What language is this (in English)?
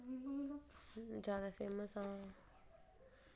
Dogri